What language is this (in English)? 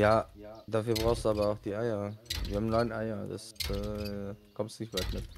German